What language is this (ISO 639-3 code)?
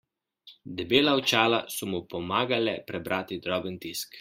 slv